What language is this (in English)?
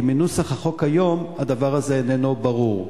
Hebrew